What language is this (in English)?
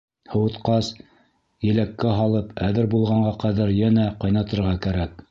Bashkir